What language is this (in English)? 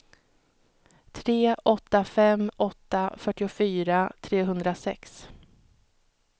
Swedish